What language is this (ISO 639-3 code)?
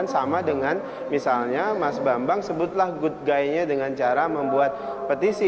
ind